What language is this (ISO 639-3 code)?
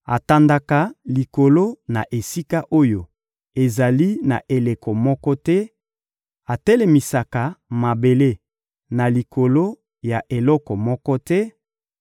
lin